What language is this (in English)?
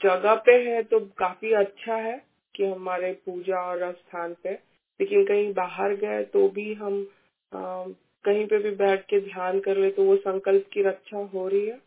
Hindi